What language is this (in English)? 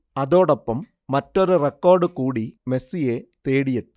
Malayalam